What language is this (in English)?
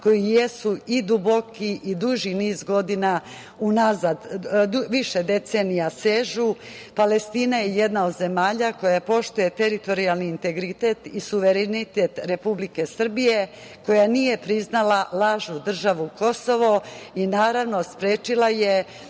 Serbian